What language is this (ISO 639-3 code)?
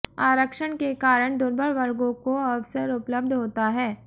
hin